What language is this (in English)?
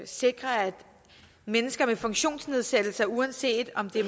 Danish